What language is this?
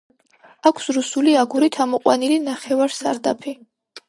Georgian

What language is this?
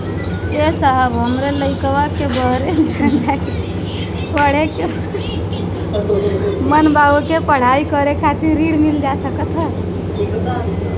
Bhojpuri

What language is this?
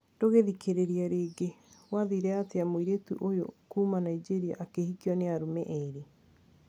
Kikuyu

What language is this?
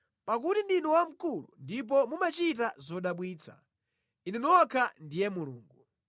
Nyanja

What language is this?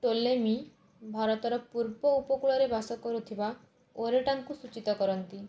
Odia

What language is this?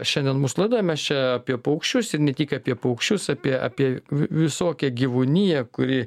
Lithuanian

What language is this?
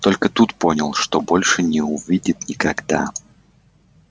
Russian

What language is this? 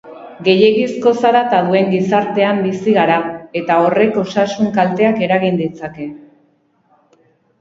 Basque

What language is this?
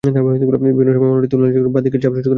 Bangla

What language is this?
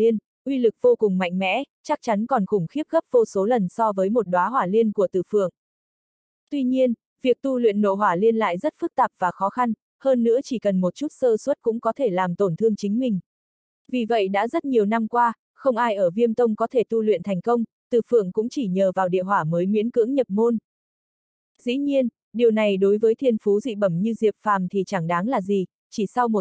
Vietnamese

